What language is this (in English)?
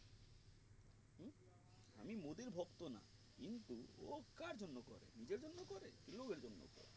Bangla